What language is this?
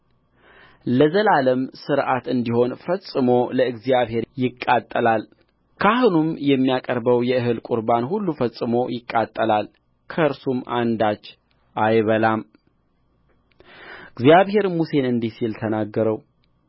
Amharic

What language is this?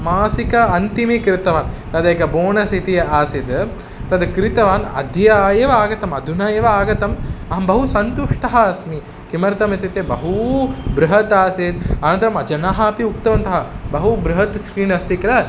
Sanskrit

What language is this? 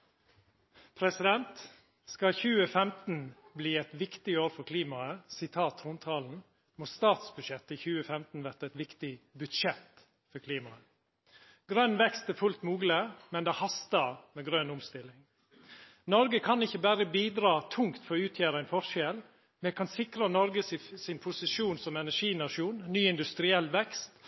Norwegian Nynorsk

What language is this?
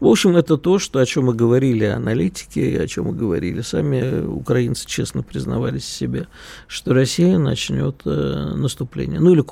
Russian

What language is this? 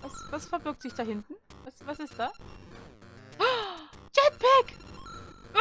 German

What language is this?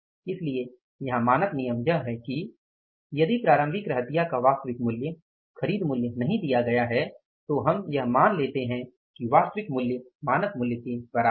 Hindi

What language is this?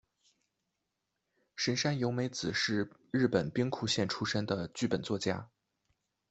Chinese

